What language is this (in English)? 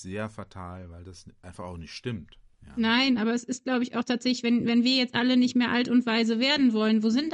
German